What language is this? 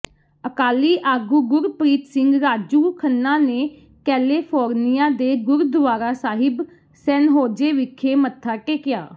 Punjabi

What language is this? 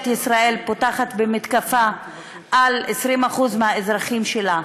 Hebrew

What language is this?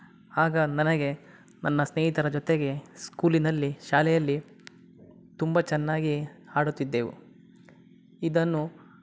Kannada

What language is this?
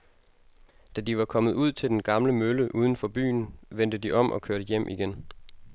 Danish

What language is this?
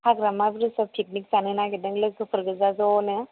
Bodo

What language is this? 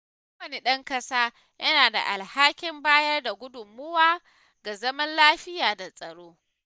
Hausa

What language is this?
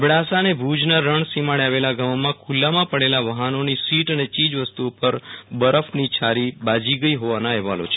Gujarati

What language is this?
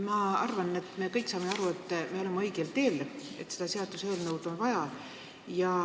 Estonian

